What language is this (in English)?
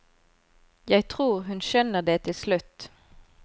Norwegian